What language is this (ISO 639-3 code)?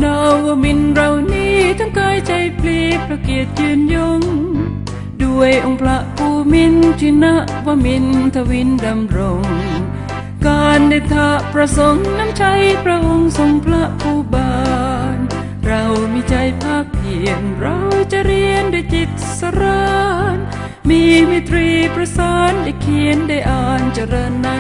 tha